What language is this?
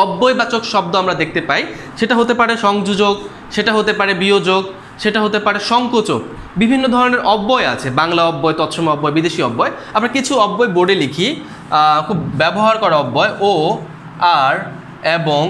Hindi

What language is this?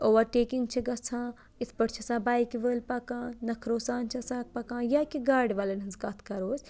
Kashmiri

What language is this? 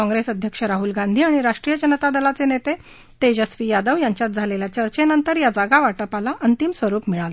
Marathi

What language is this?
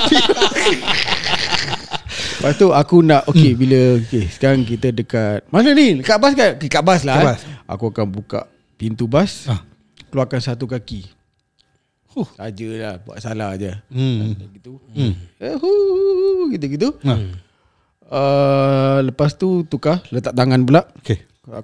Malay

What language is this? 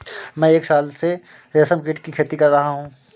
Hindi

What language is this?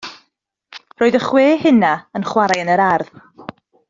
Welsh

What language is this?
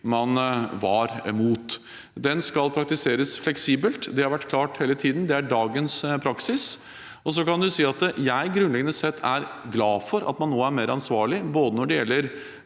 Norwegian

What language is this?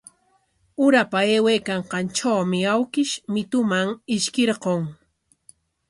Corongo Ancash Quechua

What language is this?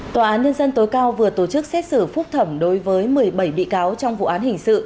Vietnamese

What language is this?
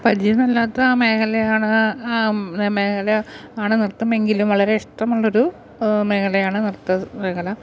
Malayalam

